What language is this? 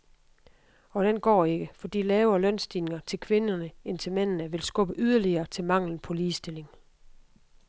Danish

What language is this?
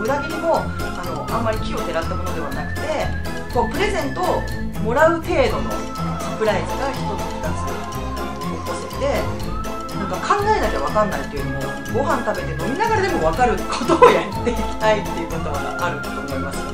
Japanese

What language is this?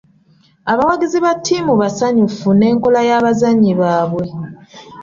Ganda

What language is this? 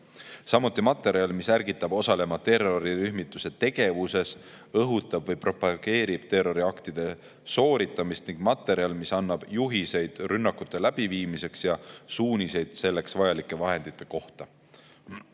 Estonian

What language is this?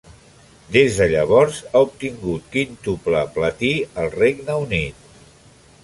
Catalan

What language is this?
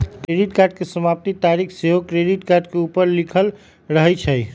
Magahi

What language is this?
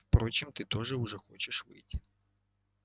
Russian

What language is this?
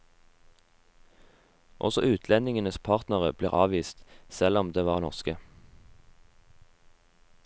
Norwegian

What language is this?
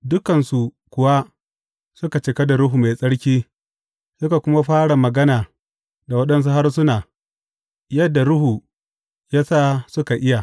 Hausa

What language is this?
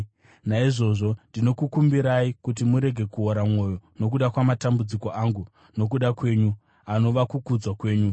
Shona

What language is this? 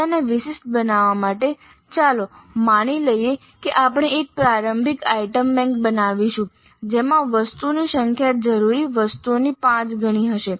Gujarati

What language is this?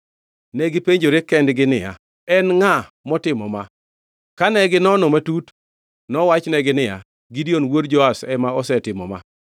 Luo (Kenya and Tanzania)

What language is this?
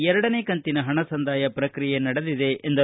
Kannada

